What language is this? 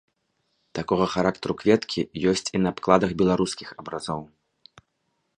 Belarusian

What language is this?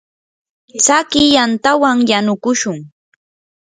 Yanahuanca Pasco Quechua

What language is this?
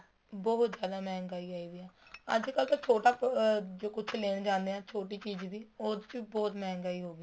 Punjabi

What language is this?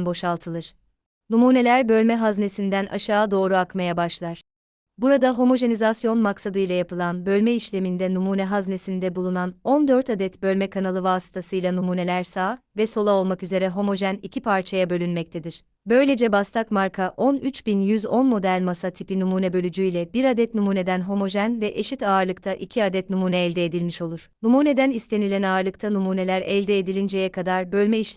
Turkish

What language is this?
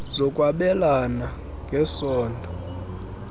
Xhosa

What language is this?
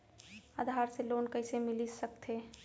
Chhattisgarhi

